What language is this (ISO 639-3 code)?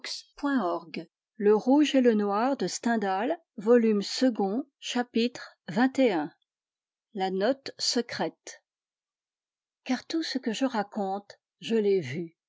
fra